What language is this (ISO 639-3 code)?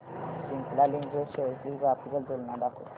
mar